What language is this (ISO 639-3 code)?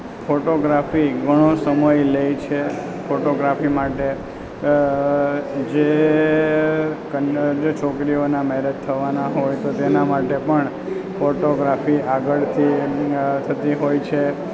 guj